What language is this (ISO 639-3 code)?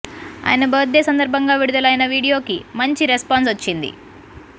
tel